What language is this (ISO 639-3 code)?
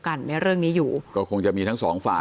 tha